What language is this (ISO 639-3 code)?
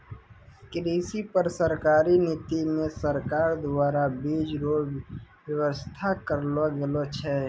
mai